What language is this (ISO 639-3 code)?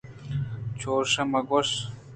bgp